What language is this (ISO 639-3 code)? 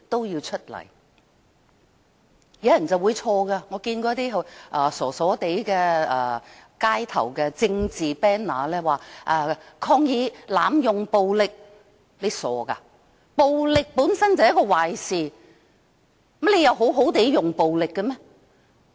yue